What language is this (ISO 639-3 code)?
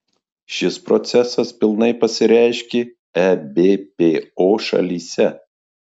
lit